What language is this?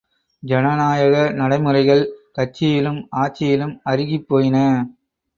Tamil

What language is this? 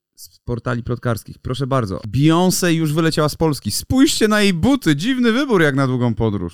Polish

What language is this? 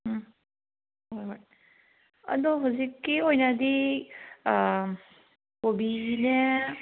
Manipuri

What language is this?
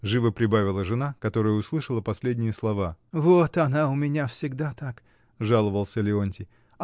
Russian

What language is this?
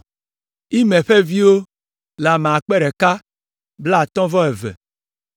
Ewe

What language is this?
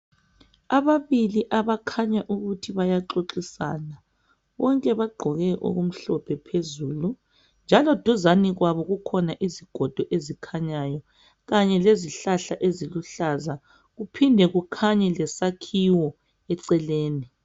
North Ndebele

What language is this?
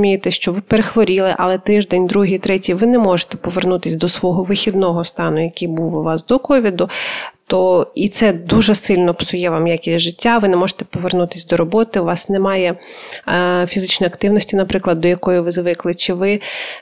Ukrainian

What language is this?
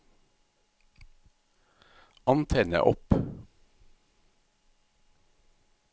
Norwegian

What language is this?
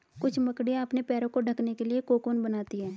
Hindi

